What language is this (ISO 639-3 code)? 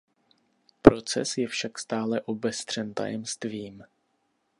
ces